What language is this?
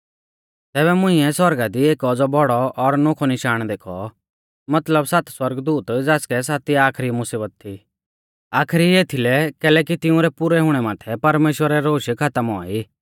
Mahasu Pahari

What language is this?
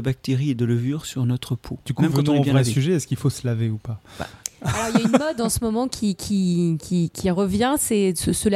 French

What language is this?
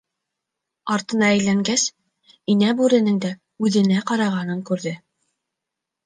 Bashkir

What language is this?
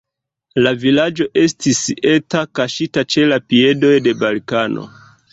Esperanto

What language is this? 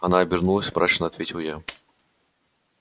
Russian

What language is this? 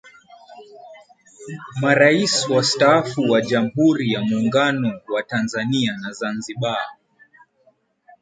Swahili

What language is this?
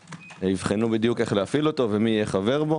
Hebrew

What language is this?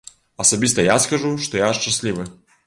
Belarusian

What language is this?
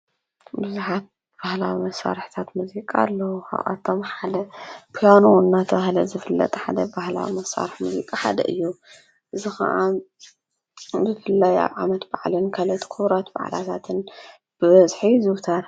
Tigrinya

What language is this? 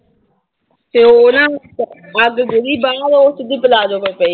Punjabi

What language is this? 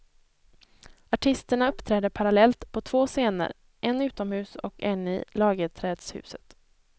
Swedish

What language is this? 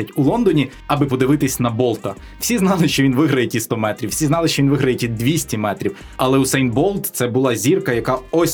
Ukrainian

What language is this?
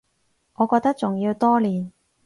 Cantonese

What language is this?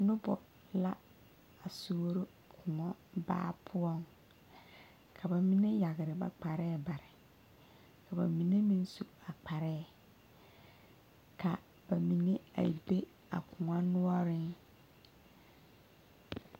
Southern Dagaare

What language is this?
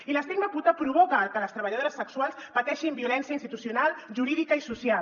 Catalan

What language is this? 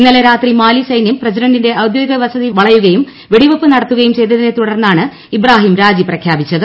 Malayalam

